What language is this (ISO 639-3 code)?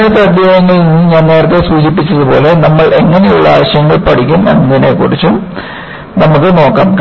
mal